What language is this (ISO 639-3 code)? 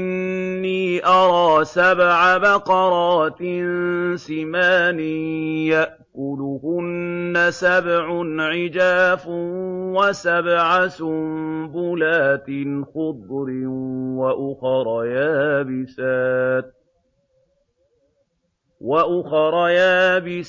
ara